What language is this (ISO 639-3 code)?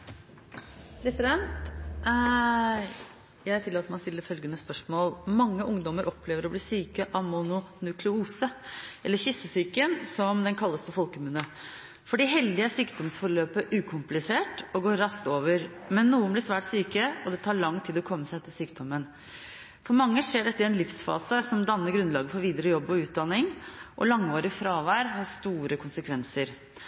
nob